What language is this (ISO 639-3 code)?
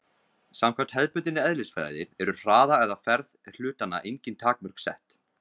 isl